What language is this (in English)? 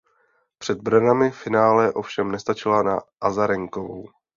Czech